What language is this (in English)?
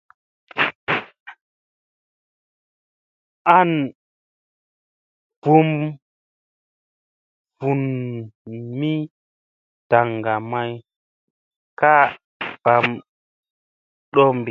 Musey